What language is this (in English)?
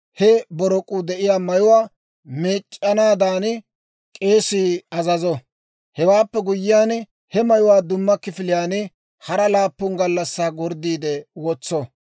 Dawro